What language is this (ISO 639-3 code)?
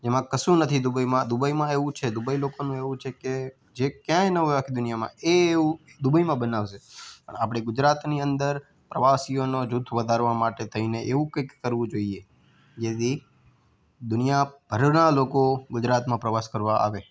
guj